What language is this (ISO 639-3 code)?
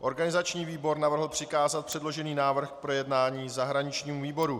ces